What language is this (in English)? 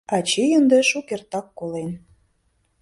Mari